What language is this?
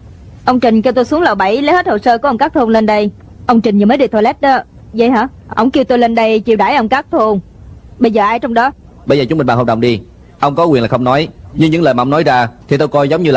Vietnamese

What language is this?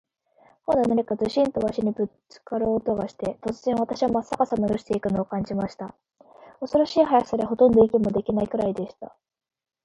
Japanese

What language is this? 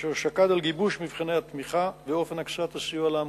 Hebrew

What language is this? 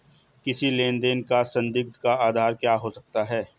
Hindi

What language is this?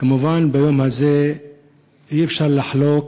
Hebrew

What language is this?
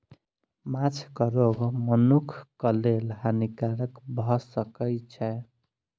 Maithili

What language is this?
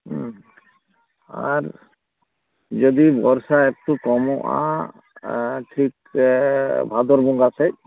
Santali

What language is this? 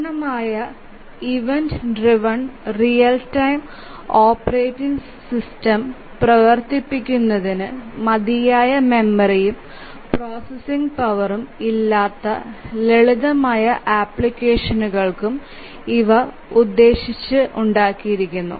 Malayalam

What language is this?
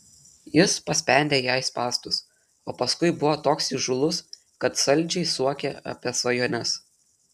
Lithuanian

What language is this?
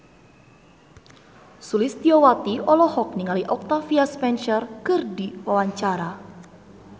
Sundanese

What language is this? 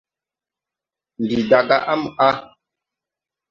Tupuri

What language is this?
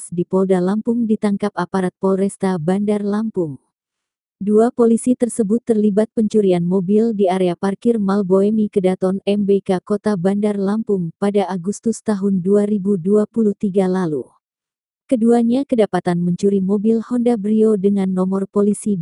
Indonesian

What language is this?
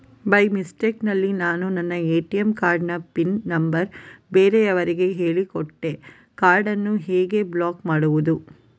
Kannada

